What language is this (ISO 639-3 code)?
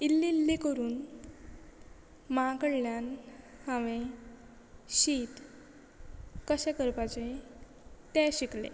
kok